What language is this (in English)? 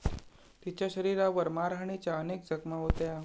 Marathi